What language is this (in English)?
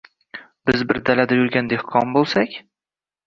Uzbek